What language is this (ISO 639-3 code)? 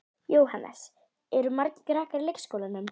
isl